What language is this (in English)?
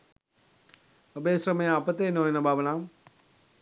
Sinhala